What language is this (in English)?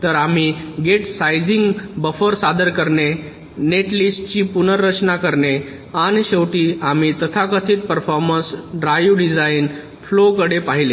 Marathi